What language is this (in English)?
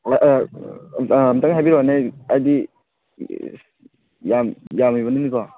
Manipuri